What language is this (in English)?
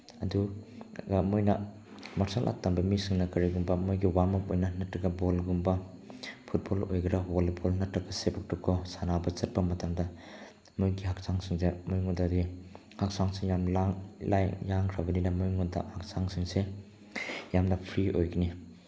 Manipuri